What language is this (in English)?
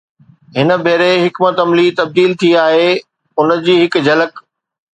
Sindhi